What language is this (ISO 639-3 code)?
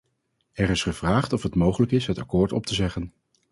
nld